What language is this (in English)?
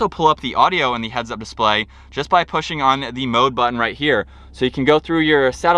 English